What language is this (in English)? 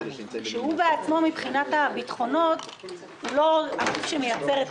Hebrew